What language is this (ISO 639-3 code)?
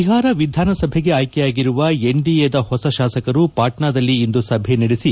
kan